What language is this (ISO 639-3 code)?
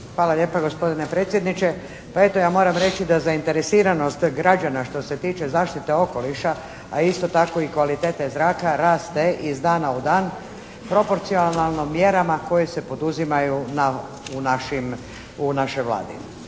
hrv